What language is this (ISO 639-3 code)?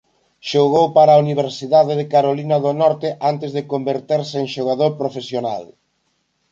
glg